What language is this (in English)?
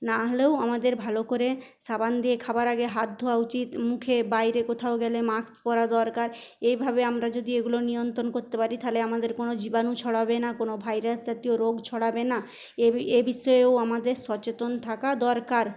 Bangla